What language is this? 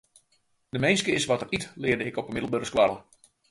Western Frisian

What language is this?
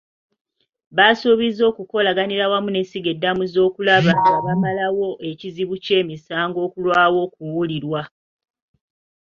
Ganda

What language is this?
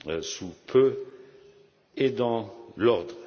French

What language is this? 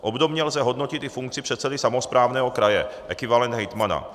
Czech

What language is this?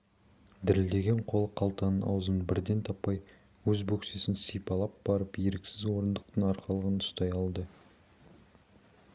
Kazakh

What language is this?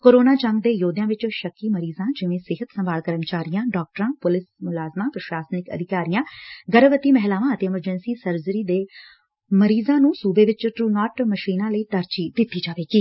Punjabi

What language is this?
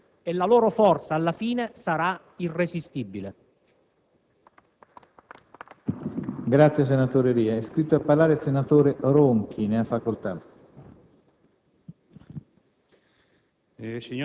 Italian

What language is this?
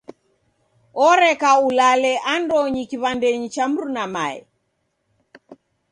Taita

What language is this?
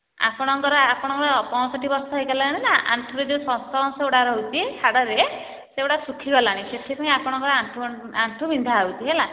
Odia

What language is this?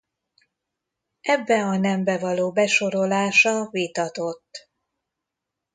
Hungarian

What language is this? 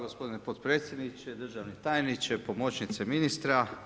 Croatian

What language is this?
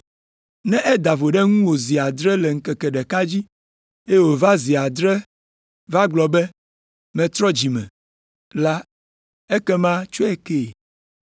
Ewe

